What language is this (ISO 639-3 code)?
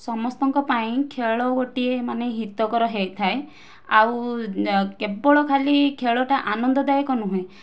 ori